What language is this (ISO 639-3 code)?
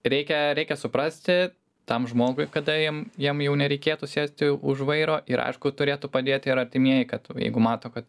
lit